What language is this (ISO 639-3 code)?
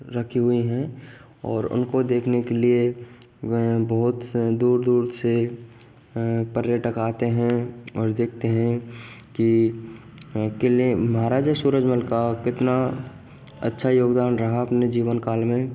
hin